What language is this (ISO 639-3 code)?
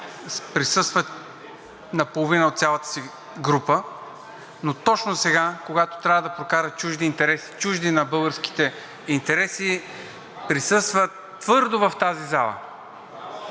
bul